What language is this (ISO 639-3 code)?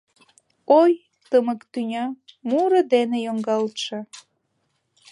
chm